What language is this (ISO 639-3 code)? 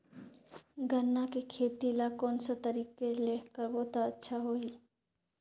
hne